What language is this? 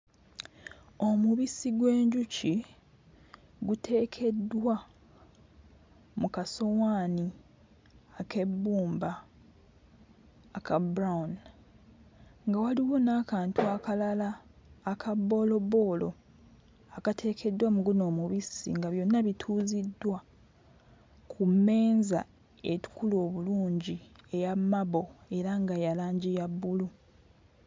Ganda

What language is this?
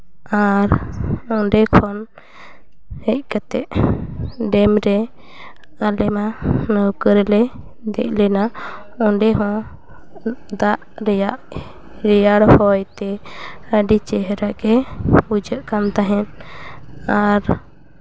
Santali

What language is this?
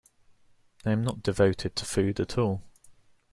English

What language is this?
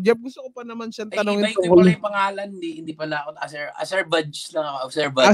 Filipino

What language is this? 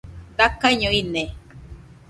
Nüpode Huitoto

